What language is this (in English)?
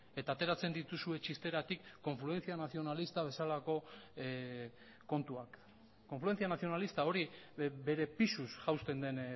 Basque